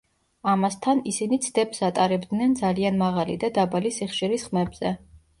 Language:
Georgian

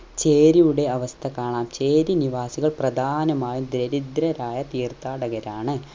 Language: Malayalam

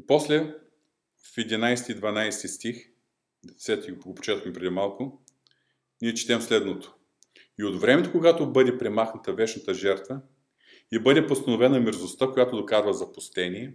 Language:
Bulgarian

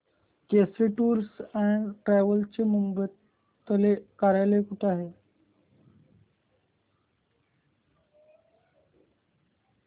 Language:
Marathi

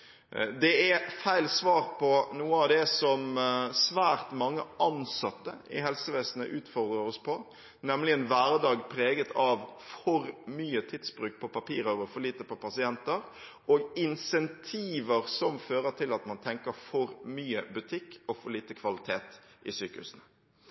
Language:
Norwegian Bokmål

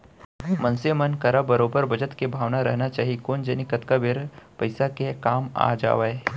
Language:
Chhattisgarhi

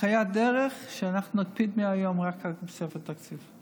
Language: Hebrew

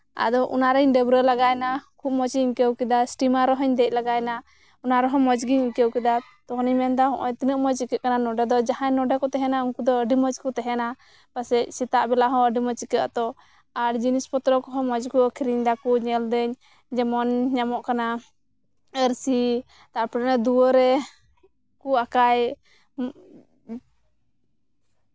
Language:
Santali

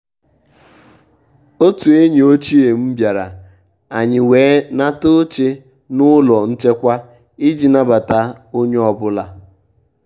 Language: Igbo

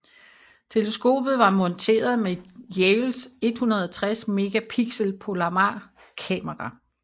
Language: Danish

